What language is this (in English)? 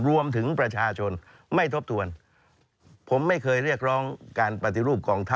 Thai